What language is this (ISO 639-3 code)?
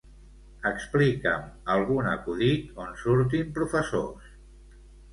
cat